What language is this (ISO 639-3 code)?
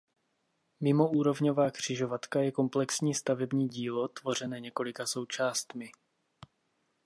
ces